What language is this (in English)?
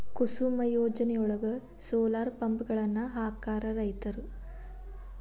Kannada